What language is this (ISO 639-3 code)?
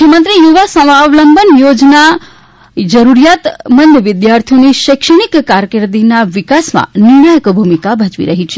guj